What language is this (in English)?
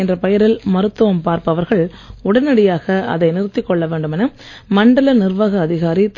Tamil